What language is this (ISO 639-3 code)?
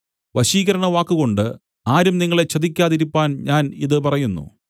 mal